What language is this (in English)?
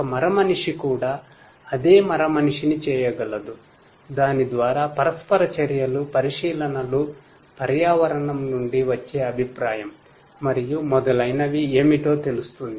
Telugu